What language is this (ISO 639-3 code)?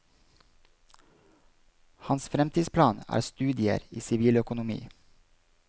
nor